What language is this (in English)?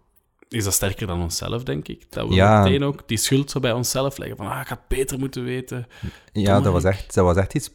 Dutch